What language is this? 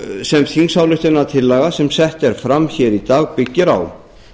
Icelandic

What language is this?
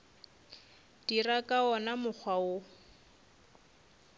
Northern Sotho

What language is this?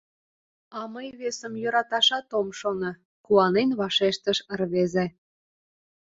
Mari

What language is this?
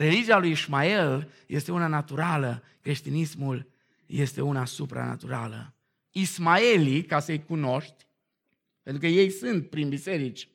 Romanian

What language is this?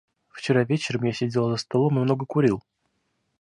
Russian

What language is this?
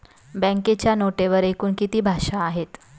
Marathi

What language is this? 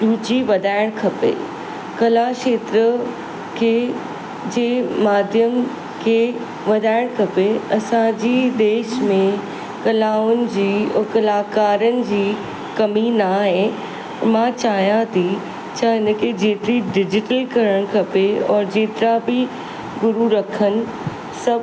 Sindhi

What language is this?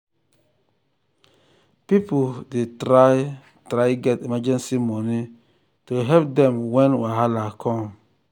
Nigerian Pidgin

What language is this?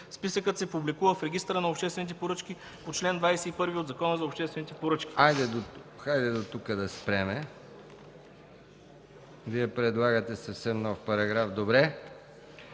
Bulgarian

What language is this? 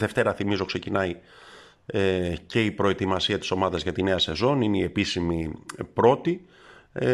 Greek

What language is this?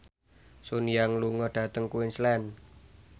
Javanese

